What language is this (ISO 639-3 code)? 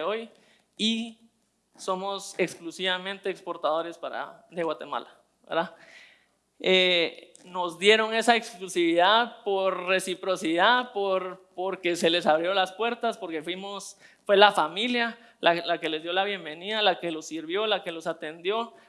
spa